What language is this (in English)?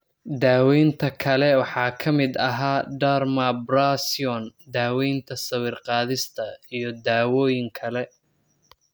Somali